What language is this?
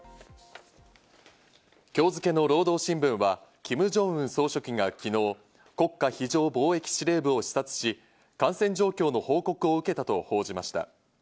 Japanese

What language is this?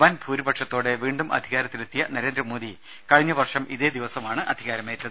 Malayalam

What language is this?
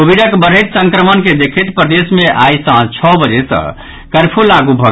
Maithili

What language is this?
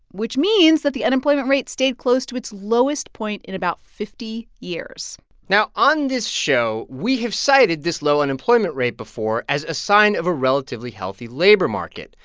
English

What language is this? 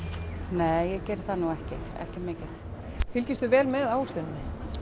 Icelandic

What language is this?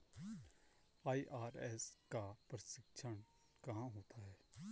Hindi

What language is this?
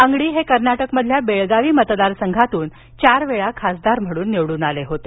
Marathi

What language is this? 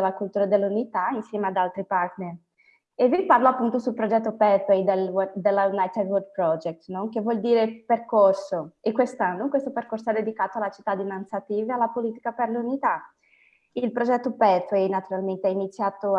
Italian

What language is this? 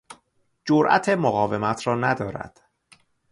Persian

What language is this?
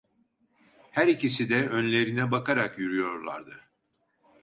Turkish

